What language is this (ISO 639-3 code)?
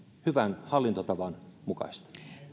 fin